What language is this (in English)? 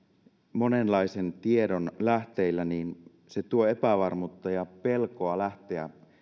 Finnish